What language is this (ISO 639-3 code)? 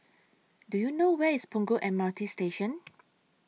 eng